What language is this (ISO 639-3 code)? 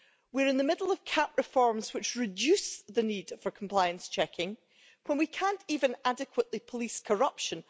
eng